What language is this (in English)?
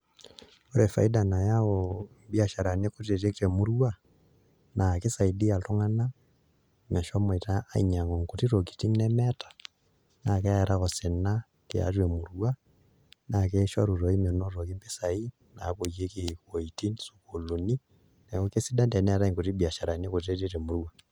Masai